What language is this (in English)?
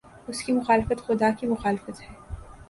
Urdu